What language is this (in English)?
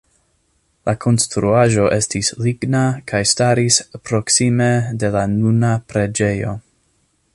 Esperanto